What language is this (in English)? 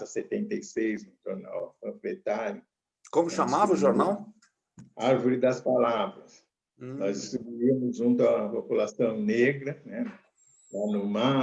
Portuguese